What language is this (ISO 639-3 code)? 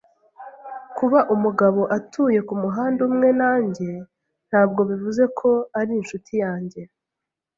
kin